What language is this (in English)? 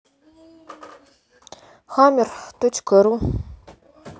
Russian